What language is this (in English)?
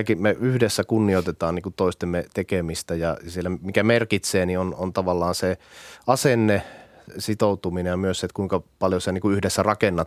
Finnish